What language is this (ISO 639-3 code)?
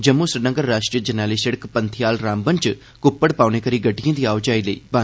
doi